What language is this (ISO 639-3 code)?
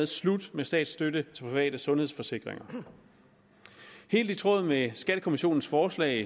dan